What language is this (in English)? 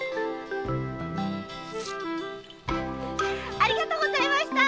Japanese